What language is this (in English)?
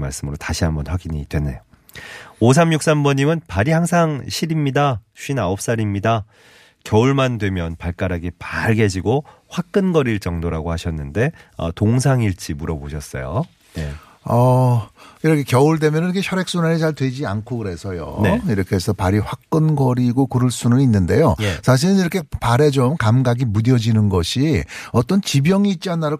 Korean